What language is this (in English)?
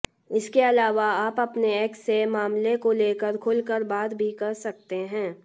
Hindi